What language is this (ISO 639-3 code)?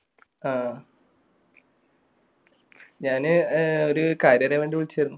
mal